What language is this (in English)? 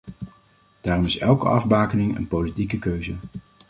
Dutch